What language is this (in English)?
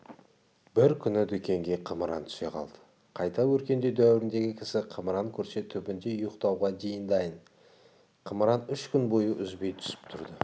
Kazakh